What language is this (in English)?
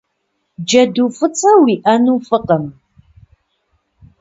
Kabardian